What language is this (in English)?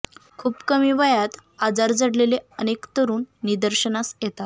Marathi